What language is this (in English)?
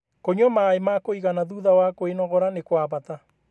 Kikuyu